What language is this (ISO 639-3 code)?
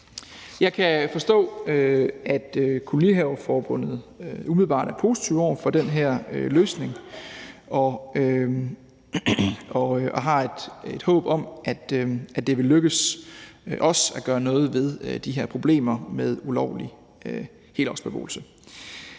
dan